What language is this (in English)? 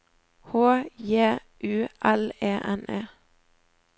Norwegian